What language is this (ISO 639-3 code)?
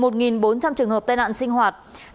vie